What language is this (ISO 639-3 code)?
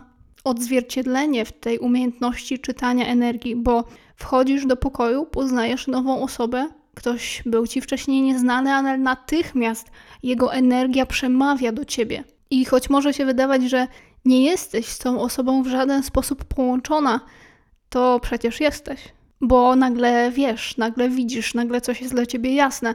pol